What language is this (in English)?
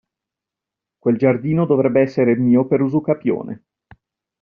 Italian